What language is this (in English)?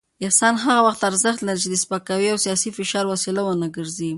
Pashto